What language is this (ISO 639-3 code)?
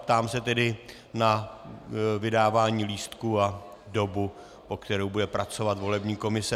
ces